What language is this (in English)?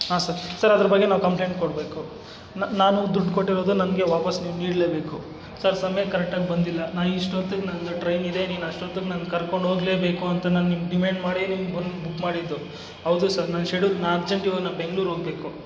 Kannada